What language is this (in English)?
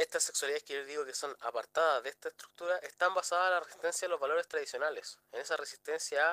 Spanish